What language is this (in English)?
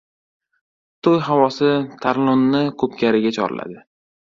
Uzbek